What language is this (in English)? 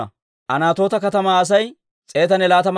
Dawro